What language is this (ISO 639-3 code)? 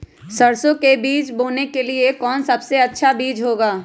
mag